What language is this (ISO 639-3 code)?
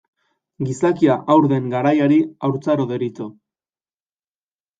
eus